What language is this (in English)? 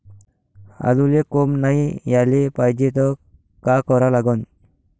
Marathi